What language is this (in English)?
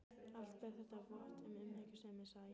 Icelandic